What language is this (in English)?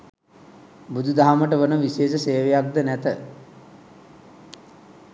Sinhala